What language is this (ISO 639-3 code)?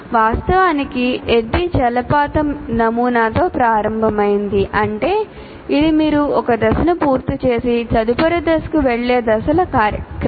tel